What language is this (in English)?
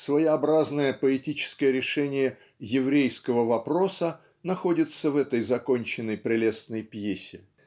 Russian